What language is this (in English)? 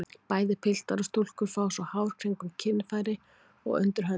Icelandic